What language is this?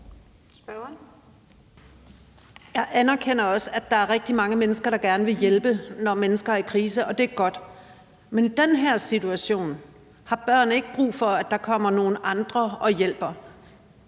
Danish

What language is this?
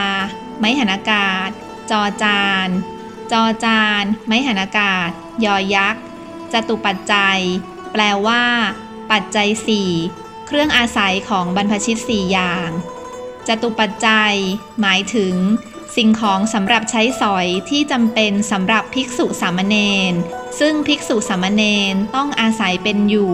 Thai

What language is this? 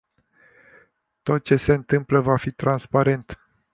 Romanian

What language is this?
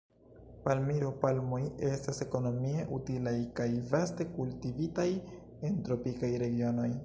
Esperanto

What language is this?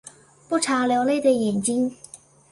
Chinese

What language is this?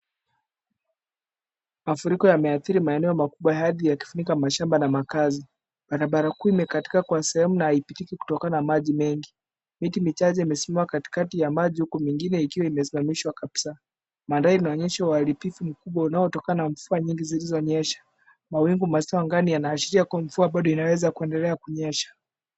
Swahili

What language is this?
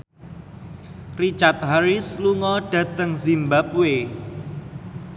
Javanese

